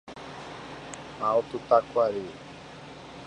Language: Portuguese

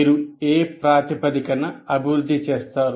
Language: Telugu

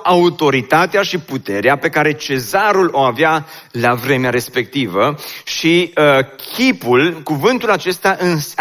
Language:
Romanian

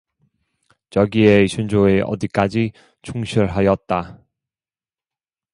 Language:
Korean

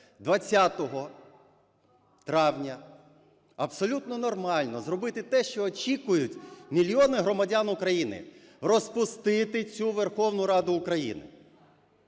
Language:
Ukrainian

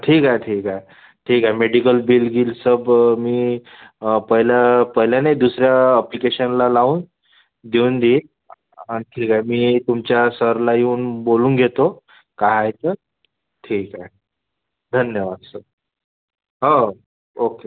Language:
Marathi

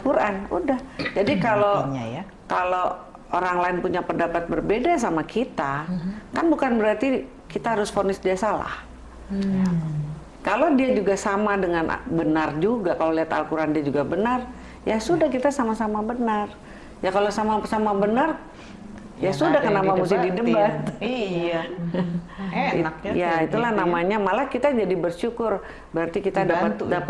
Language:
Indonesian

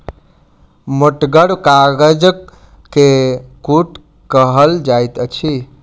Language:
Maithili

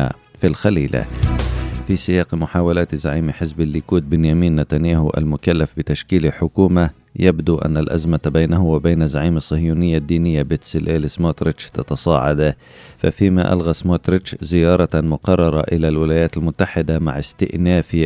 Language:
Arabic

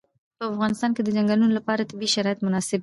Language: Pashto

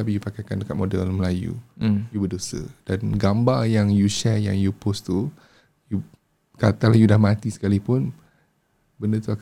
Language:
Malay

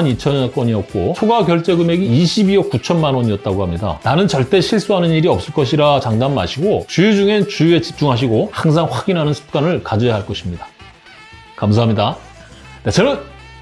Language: Korean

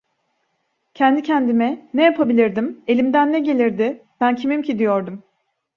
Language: Turkish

